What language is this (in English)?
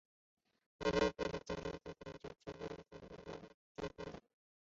Chinese